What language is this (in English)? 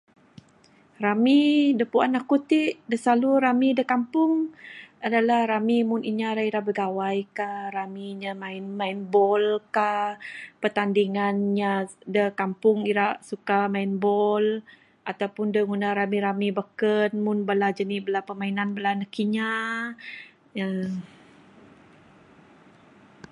Bukar-Sadung Bidayuh